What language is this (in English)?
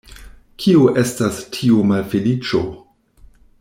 Esperanto